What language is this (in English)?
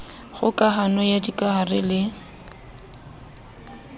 Southern Sotho